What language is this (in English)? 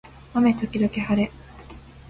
Japanese